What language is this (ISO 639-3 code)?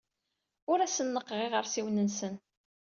kab